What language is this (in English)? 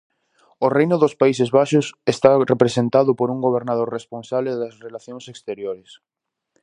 Galician